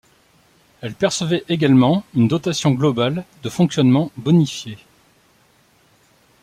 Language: French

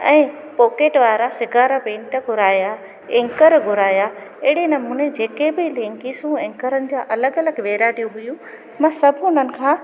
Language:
Sindhi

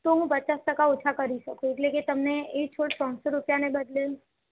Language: Gujarati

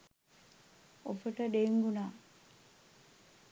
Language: Sinhala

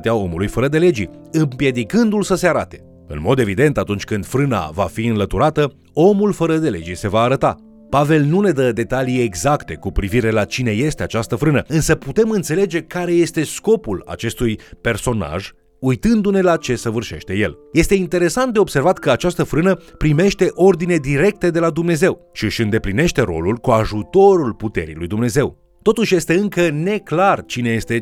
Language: Romanian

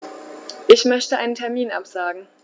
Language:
German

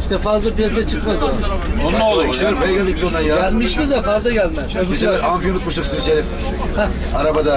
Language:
Turkish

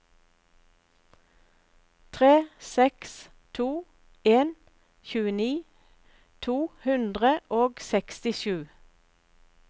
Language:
Norwegian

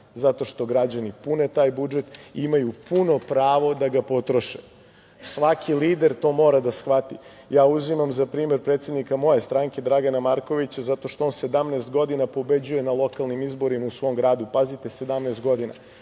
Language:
Serbian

